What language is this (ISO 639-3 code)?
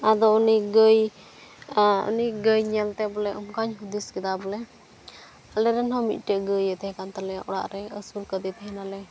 sat